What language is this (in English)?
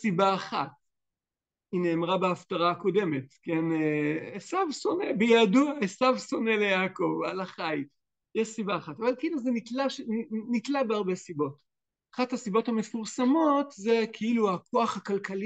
Hebrew